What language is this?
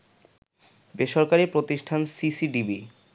Bangla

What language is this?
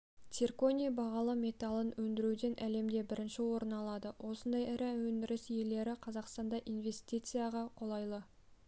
Kazakh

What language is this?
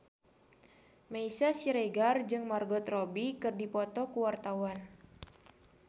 Sundanese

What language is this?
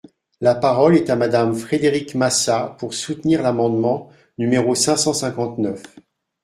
French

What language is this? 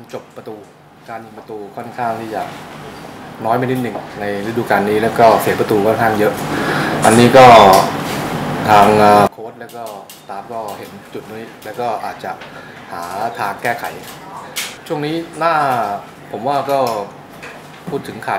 Thai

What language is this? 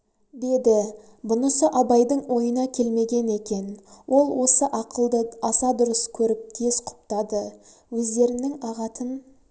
Kazakh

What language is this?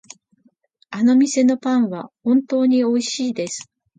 Japanese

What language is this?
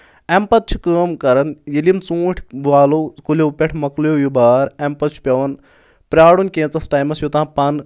Kashmiri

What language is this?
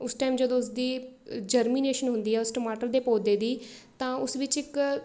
Punjabi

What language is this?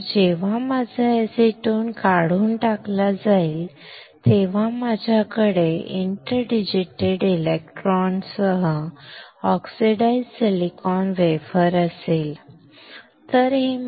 Marathi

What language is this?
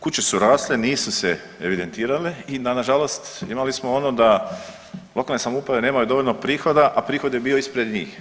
Croatian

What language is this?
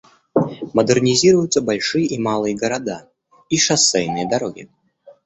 Russian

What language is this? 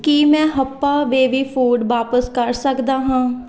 Punjabi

